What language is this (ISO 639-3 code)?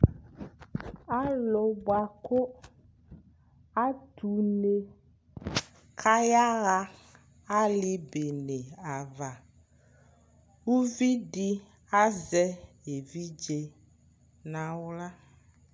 kpo